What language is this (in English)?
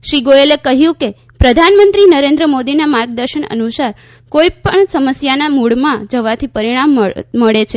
Gujarati